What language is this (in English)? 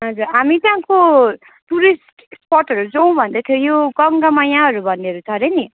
Nepali